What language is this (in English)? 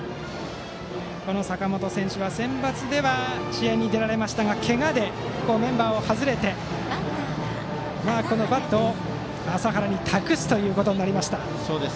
Japanese